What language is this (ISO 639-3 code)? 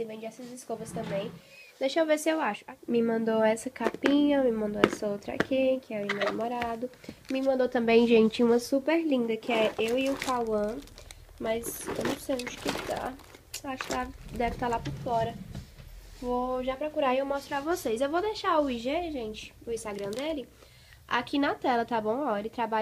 por